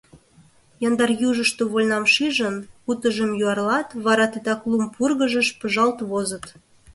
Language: Mari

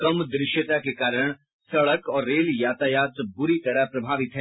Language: Hindi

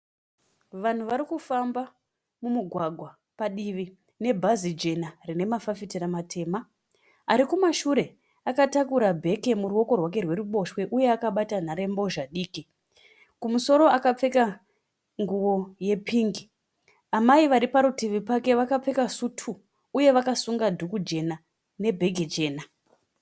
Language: Shona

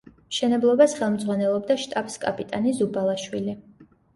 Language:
Georgian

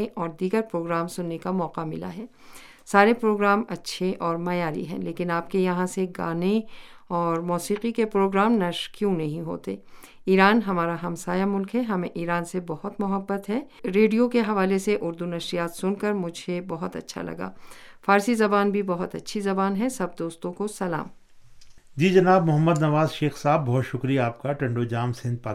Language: Urdu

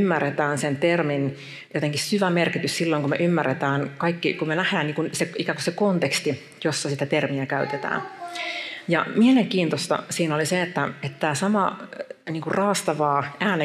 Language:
Finnish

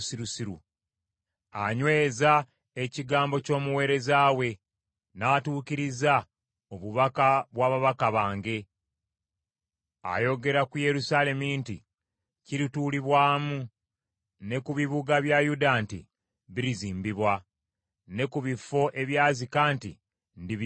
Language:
Ganda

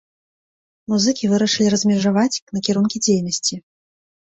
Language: Belarusian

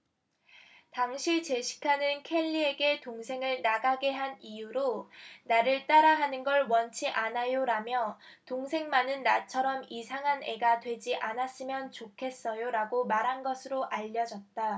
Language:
Korean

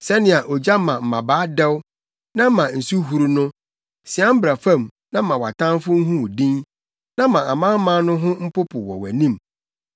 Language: Akan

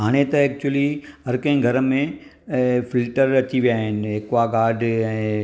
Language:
Sindhi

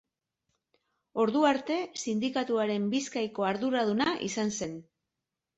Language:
Basque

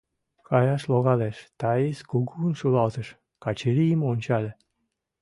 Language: Mari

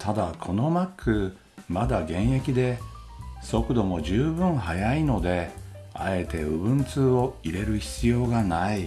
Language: Japanese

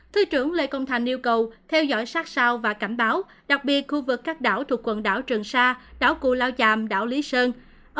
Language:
Vietnamese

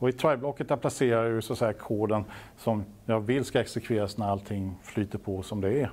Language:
Swedish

